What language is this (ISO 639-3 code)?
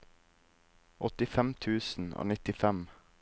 nor